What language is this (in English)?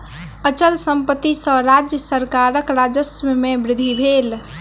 Maithili